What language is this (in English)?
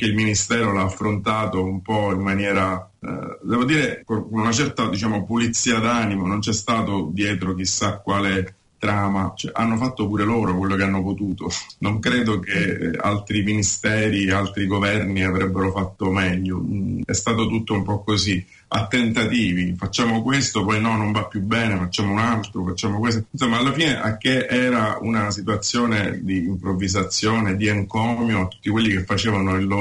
Italian